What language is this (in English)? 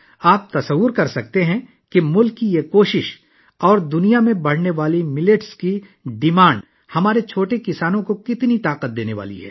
Urdu